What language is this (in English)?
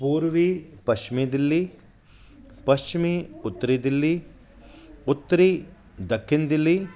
Sindhi